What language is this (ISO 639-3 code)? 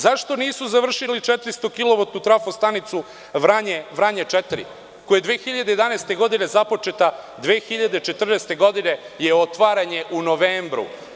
srp